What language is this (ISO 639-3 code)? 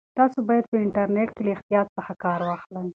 pus